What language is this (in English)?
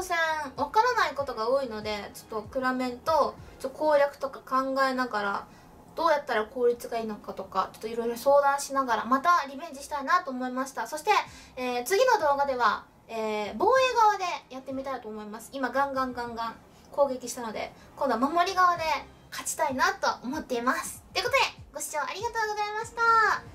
Japanese